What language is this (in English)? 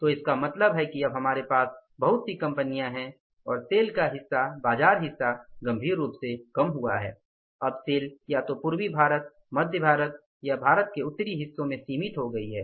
Hindi